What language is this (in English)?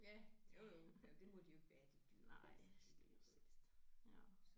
Danish